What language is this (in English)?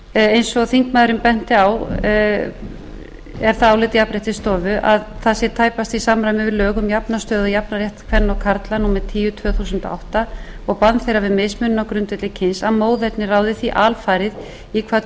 Icelandic